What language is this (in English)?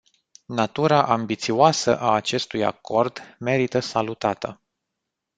Romanian